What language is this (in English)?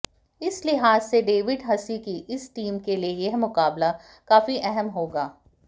Hindi